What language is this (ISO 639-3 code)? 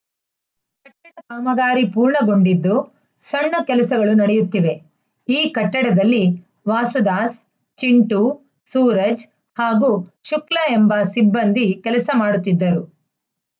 kan